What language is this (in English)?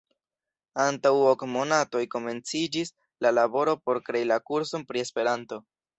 Esperanto